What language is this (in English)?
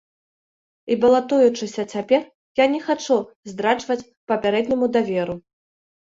Belarusian